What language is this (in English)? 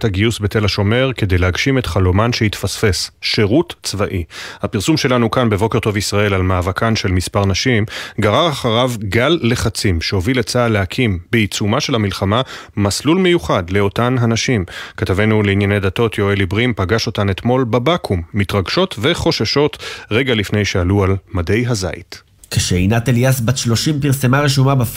Hebrew